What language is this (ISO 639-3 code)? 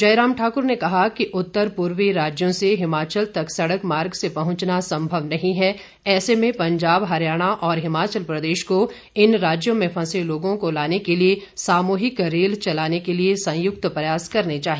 hin